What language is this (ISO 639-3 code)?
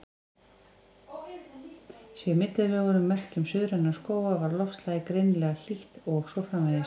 isl